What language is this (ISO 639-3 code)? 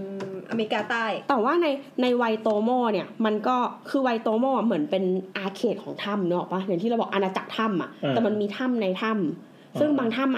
tha